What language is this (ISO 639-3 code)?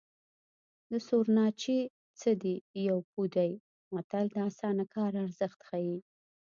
pus